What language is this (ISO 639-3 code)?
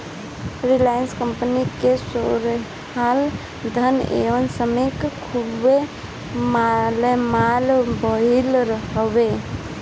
bho